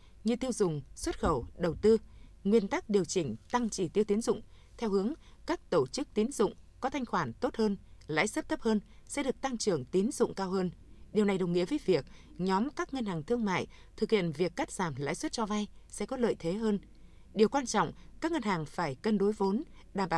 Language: Vietnamese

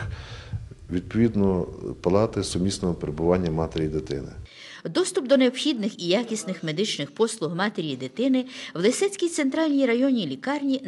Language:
Ukrainian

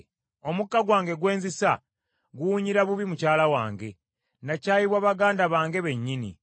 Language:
Ganda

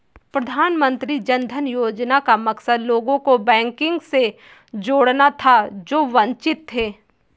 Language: Hindi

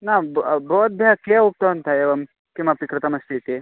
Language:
Sanskrit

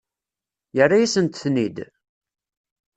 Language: Kabyle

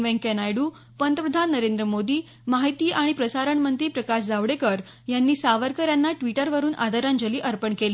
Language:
Marathi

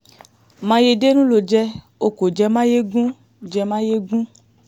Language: Yoruba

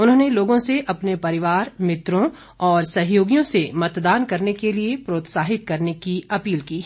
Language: Hindi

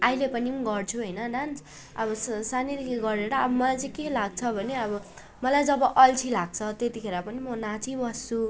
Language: Nepali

